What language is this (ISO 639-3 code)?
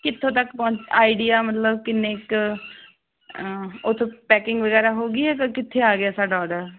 pan